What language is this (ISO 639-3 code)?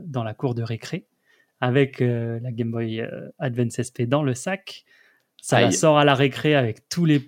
fra